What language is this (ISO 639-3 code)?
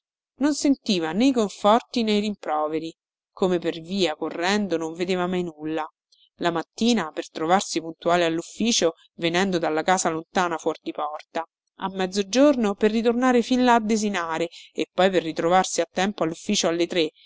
ita